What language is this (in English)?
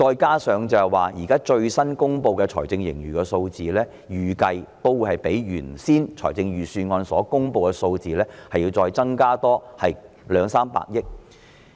Cantonese